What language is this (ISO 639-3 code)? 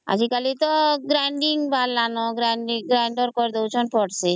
ori